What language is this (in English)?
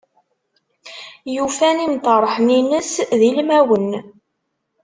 Kabyle